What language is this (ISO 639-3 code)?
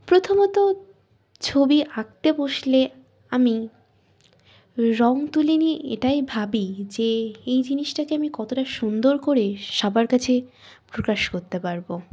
ben